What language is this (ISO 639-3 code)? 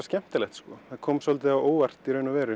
isl